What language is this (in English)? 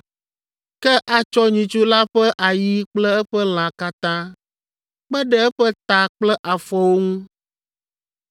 Ewe